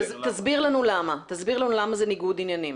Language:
Hebrew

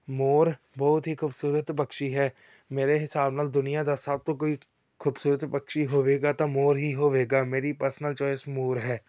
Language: Punjabi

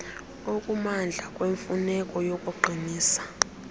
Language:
Xhosa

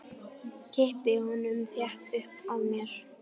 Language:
Icelandic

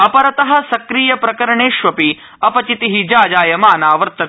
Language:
Sanskrit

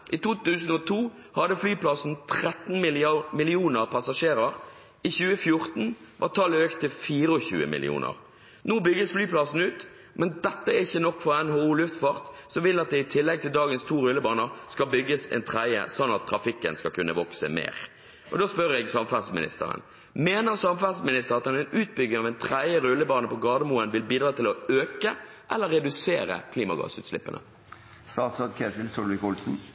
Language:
Norwegian Bokmål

